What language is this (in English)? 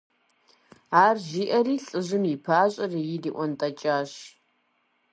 Kabardian